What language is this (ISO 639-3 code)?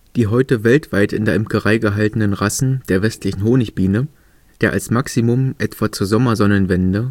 deu